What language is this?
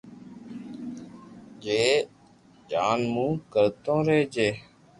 Loarki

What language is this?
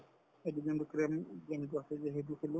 Assamese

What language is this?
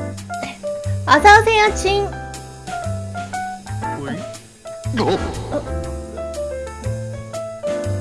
Korean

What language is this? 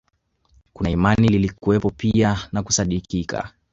Swahili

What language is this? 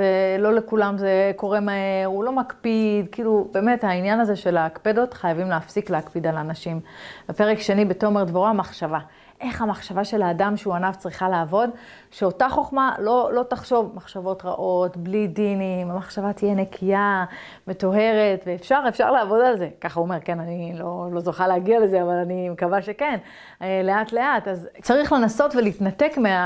Hebrew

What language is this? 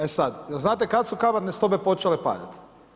Croatian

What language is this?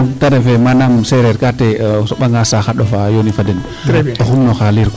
Serer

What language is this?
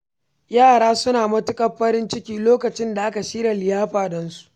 Hausa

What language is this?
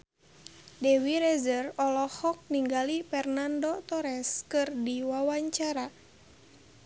Sundanese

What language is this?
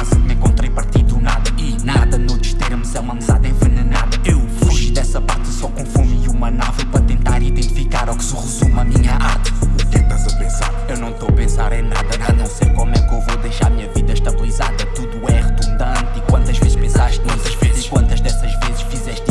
Portuguese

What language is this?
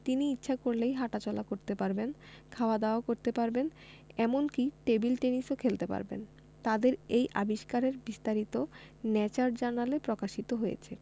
Bangla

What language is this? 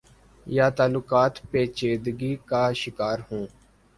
Urdu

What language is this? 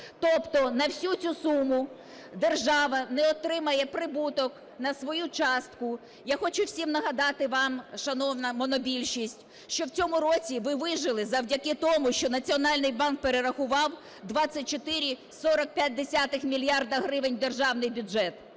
Ukrainian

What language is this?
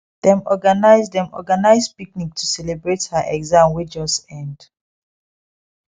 Nigerian Pidgin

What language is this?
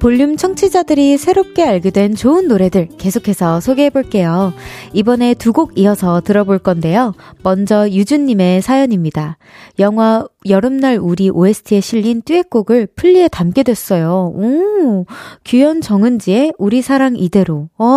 Korean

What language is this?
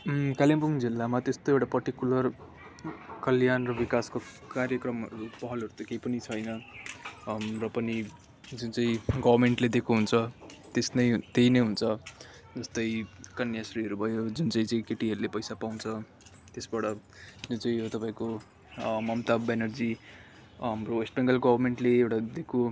Nepali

